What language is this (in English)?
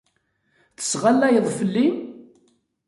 Kabyle